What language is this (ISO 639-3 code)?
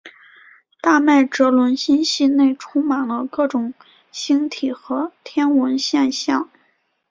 zho